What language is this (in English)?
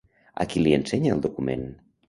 Catalan